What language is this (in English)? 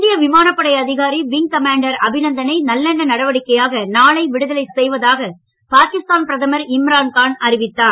Tamil